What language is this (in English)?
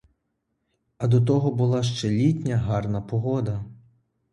Ukrainian